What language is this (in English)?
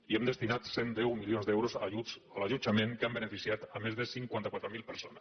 Catalan